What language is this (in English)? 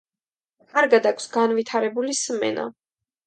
Georgian